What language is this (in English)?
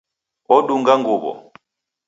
Taita